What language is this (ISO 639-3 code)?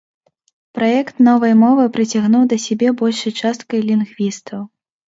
bel